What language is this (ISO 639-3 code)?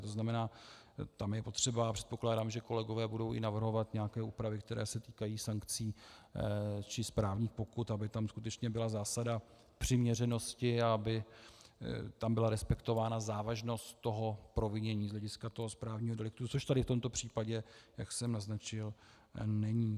ces